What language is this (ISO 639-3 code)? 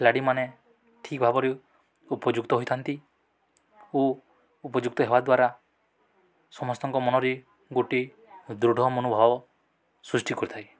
ori